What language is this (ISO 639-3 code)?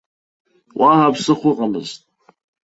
abk